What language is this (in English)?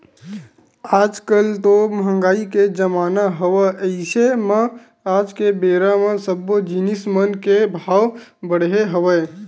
Chhattisgarhi